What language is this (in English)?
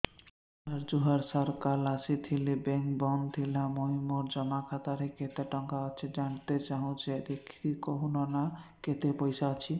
Odia